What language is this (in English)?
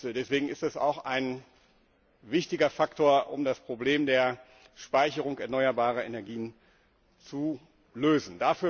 German